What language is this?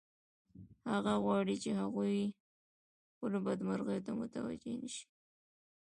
Pashto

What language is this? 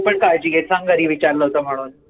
Marathi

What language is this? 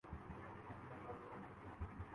Urdu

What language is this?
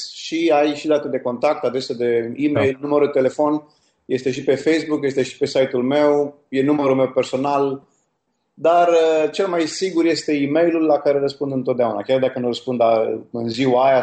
Romanian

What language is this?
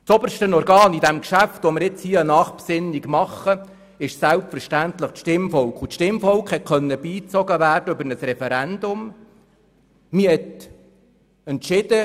Swiss German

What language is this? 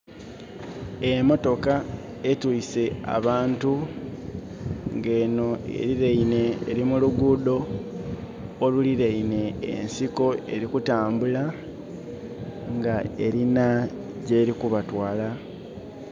Soga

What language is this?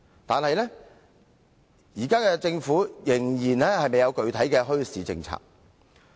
Cantonese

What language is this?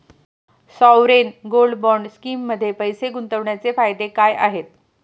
Marathi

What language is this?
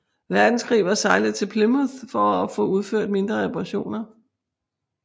Danish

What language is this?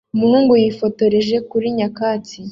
Kinyarwanda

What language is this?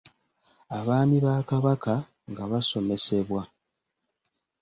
Ganda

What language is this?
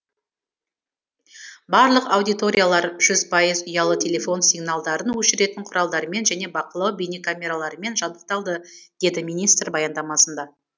Kazakh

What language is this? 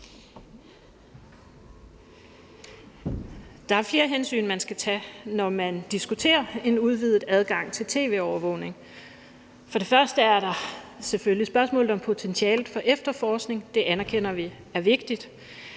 Danish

